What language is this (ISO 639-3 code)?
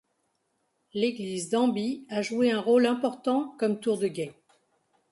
fra